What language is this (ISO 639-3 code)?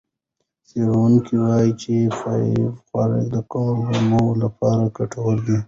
pus